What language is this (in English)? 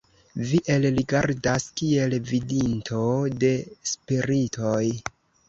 Esperanto